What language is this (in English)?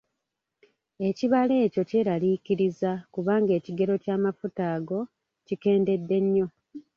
Ganda